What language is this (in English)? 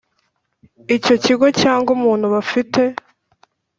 Kinyarwanda